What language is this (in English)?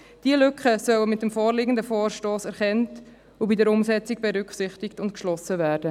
Swiss German